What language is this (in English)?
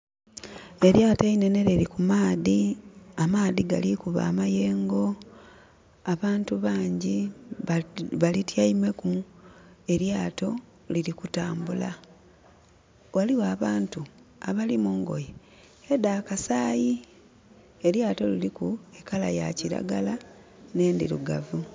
Soga